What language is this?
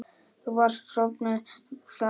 Icelandic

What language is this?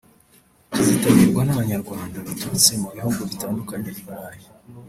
Kinyarwanda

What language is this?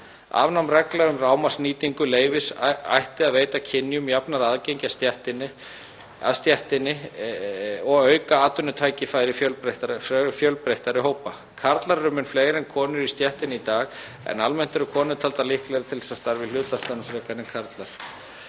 Icelandic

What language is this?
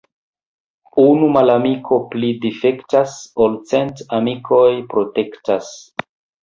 Esperanto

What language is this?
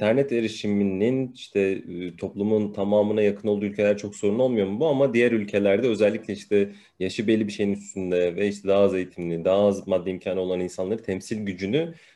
Turkish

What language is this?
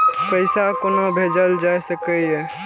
Maithili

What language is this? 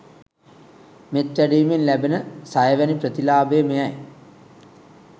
Sinhala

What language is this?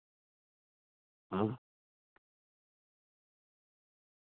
Santali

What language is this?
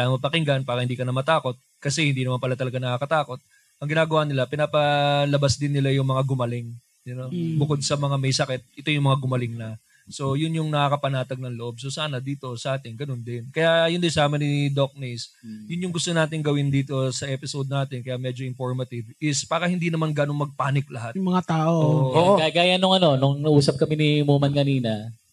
Filipino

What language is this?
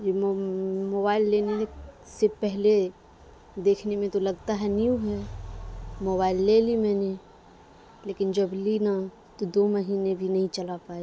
Urdu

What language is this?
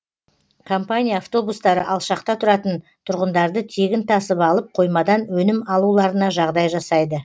Kazakh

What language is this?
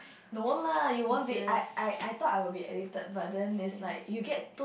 English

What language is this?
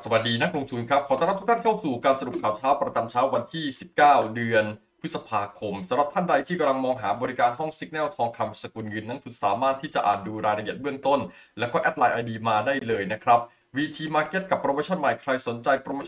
Thai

